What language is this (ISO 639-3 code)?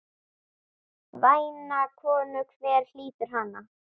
isl